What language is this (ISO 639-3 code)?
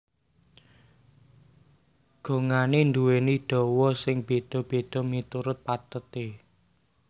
jav